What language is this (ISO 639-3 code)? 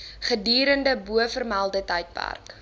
afr